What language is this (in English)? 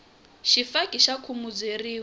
Tsonga